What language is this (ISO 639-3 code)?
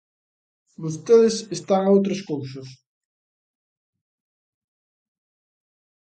glg